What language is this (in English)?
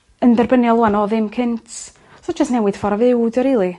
Welsh